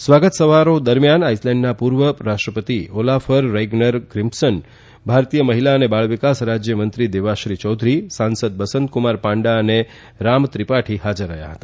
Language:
Gujarati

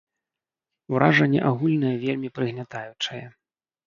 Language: Belarusian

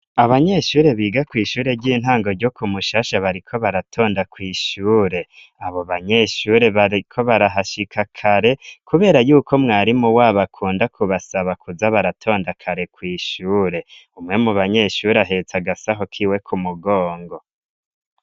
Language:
Rundi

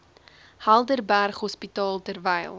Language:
Afrikaans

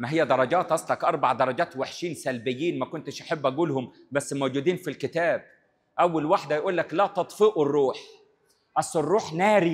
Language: Arabic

